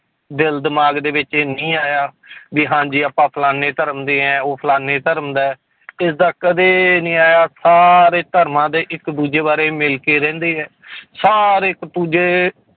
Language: Punjabi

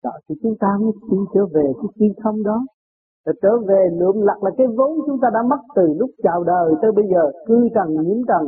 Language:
Vietnamese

